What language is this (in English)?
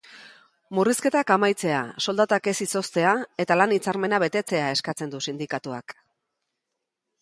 Basque